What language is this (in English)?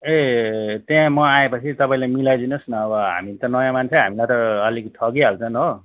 Nepali